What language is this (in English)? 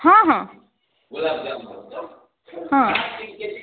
Odia